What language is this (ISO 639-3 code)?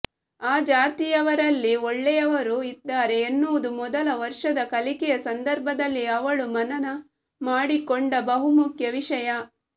kan